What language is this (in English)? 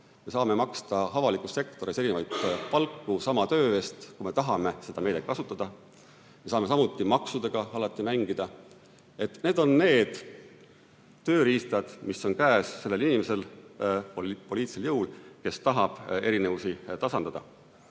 Estonian